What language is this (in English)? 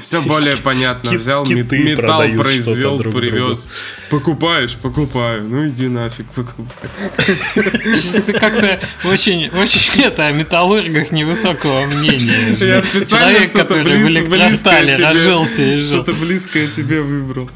Russian